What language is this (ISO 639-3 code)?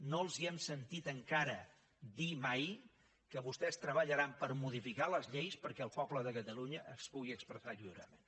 cat